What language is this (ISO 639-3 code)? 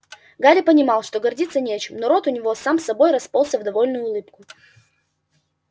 rus